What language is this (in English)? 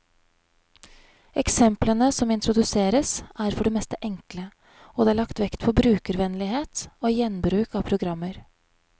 Norwegian